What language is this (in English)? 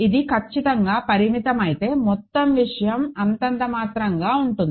Telugu